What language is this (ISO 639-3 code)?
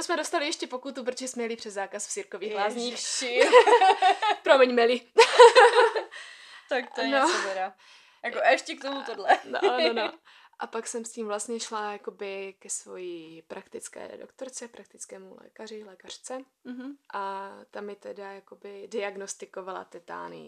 ces